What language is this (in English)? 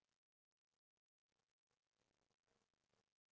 English